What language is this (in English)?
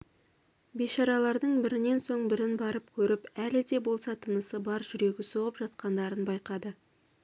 Kazakh